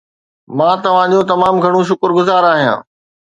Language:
Sindhi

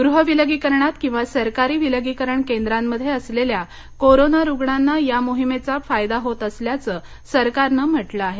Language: Marathi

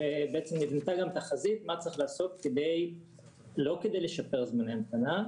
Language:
Hebrew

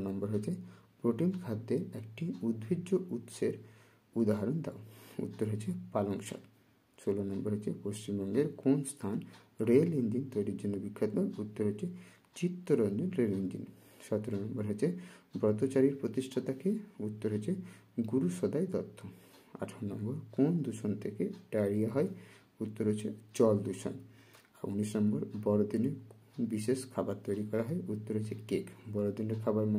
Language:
Hindi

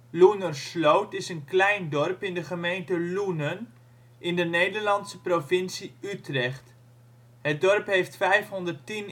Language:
Dutch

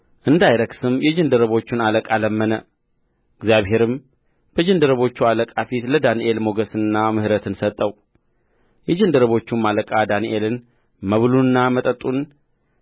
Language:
Amharic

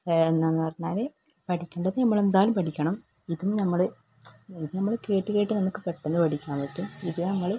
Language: Malayalam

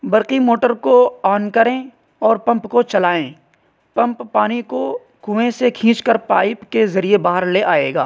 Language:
Urdu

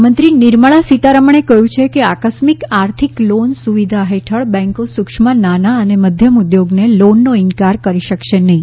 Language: Gujarati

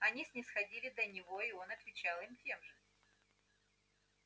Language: Russian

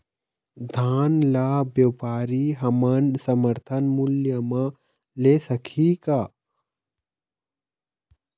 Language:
Chhattisgarhi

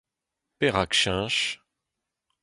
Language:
Breton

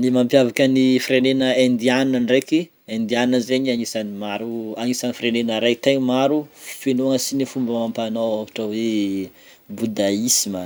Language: Northern Betsimisaraka Malagasy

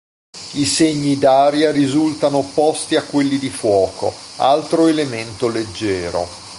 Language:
Italian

